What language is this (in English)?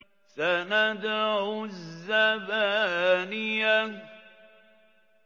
Arabic